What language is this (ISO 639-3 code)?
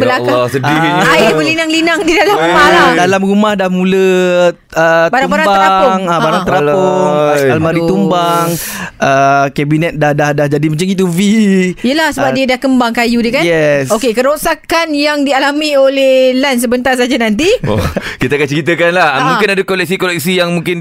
msa